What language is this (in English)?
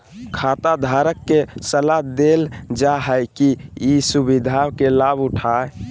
Magahi